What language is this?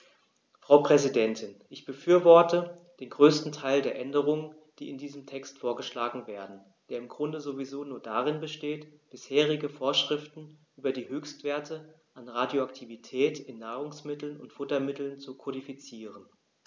German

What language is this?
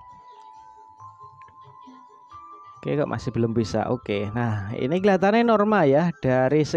Indonesian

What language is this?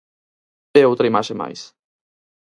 Galician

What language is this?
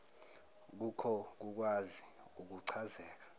Zulu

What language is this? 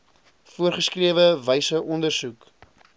Afrikaans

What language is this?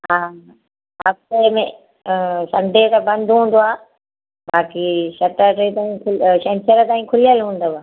Sindhi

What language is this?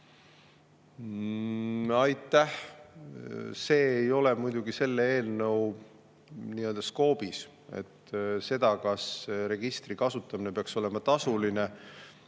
Estonian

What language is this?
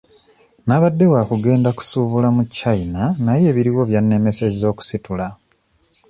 Ganda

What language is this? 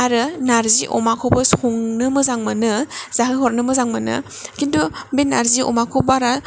Bodo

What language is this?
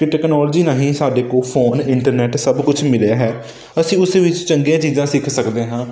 Punjabi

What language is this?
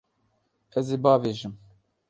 Kurdish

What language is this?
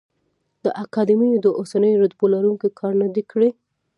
Pashto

